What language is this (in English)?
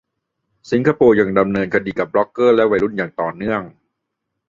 Thai